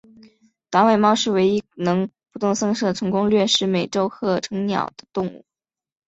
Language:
Chinese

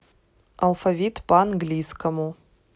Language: Russian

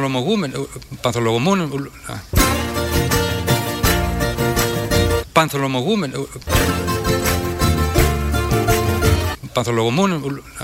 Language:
Greek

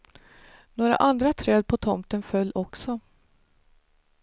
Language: Swedish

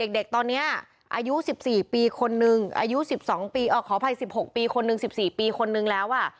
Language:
Thai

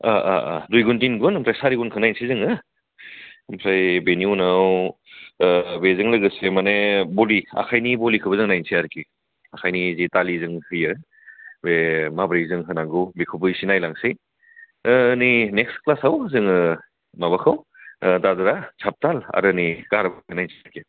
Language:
Bodo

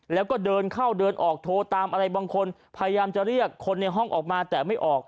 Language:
Thai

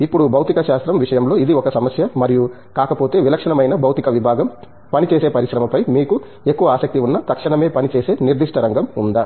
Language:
Telugu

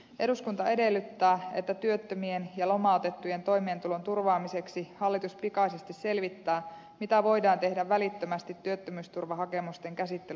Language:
Finnish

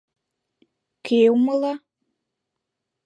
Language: Mari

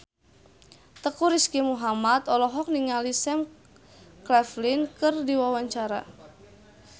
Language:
Sundanese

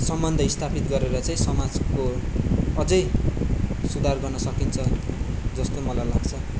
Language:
Nepali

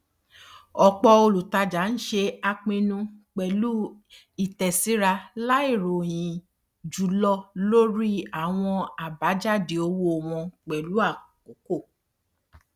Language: Yoruba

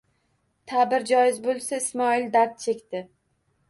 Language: Uzbek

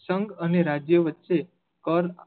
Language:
Gujarati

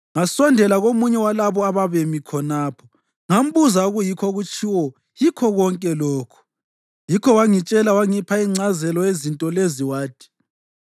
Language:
North Ndebele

